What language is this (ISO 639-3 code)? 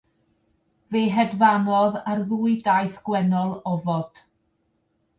cym